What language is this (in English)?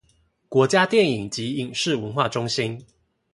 Chinese